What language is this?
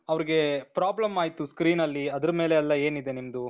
Kannada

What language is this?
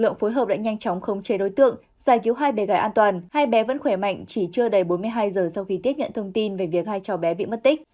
Vietnamese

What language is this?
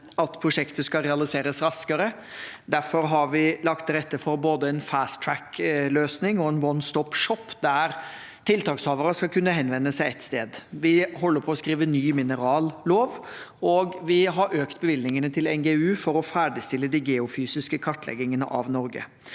Norwegian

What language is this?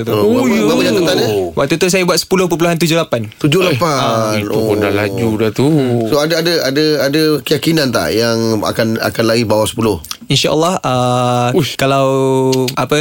Malay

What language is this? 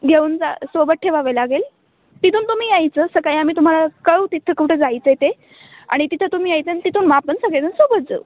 Marathi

